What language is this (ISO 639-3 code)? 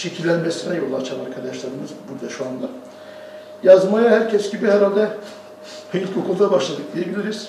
tur